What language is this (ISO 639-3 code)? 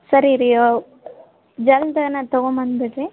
kan